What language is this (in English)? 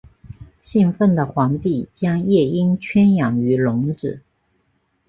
Chinese